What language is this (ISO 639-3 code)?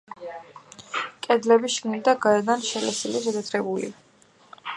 kat